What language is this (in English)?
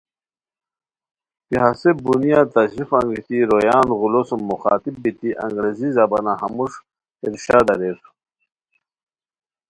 Khowar